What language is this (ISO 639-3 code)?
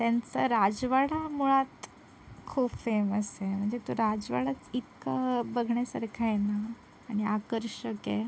mar